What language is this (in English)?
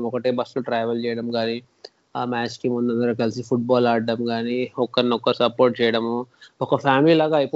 Telugu